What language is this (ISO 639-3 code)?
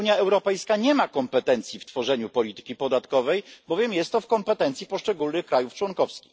pol